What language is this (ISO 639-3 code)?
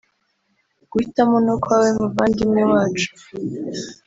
kin